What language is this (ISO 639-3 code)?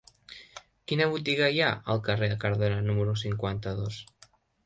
cat